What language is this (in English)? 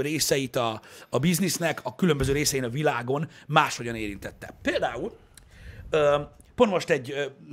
Hungarian